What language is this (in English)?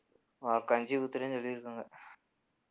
Tamil